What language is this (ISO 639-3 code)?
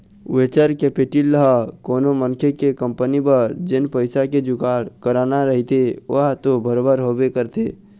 hne